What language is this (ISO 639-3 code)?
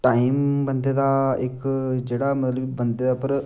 doi